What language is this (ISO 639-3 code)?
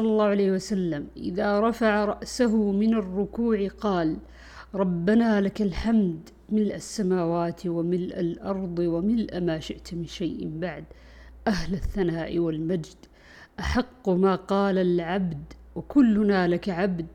ara